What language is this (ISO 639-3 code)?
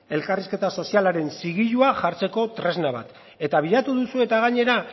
eus